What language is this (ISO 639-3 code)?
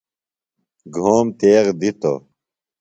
phl